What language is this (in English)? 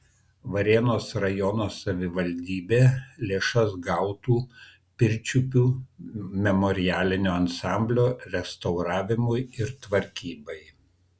Lithuanian